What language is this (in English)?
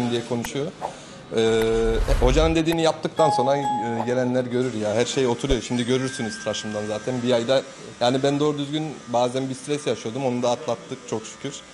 Turkish